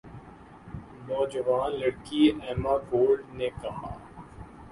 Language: Urdu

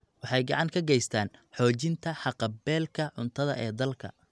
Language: Somali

